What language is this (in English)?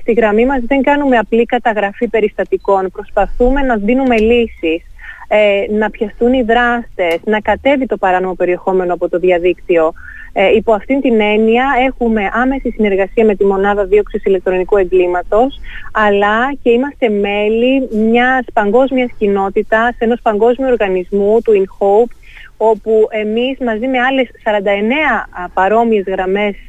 Greek